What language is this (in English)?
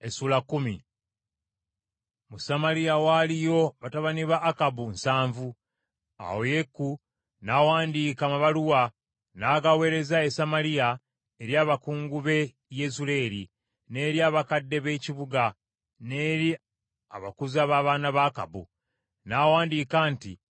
Ganda